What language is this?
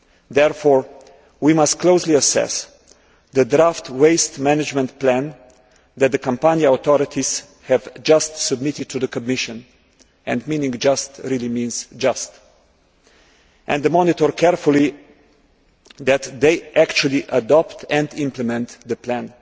English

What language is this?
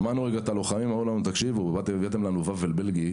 Hebrew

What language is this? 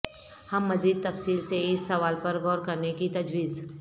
Urdu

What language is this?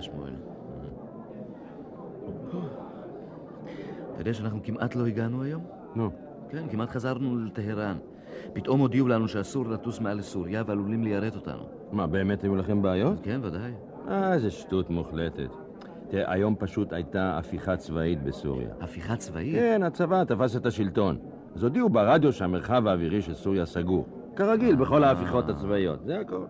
Hebrew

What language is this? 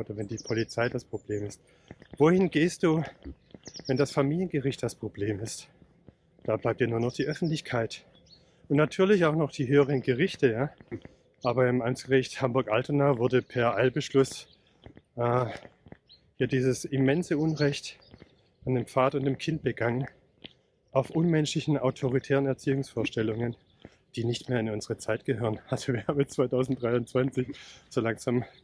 German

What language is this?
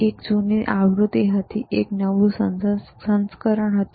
Gujarati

